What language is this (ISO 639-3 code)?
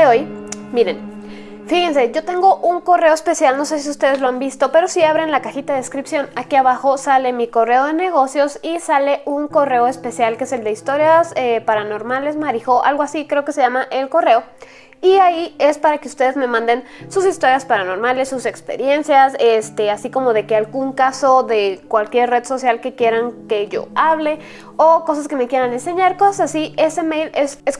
spa